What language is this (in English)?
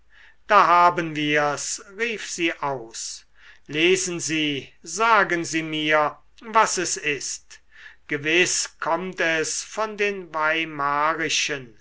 German